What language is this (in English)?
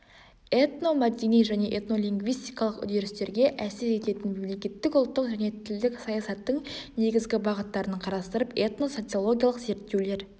Kazakh